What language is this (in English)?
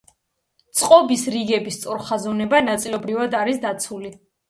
Georgian